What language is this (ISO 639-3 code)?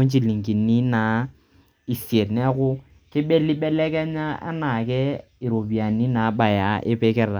mas